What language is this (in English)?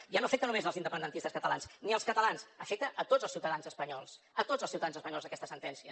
Catalan